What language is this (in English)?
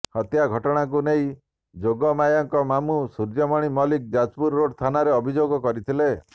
Odia